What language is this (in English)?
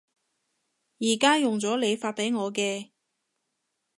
Cantonese